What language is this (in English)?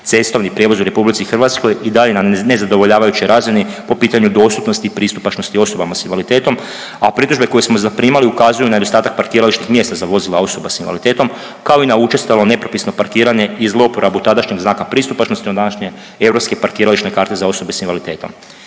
Croatian